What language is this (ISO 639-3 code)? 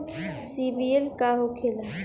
bho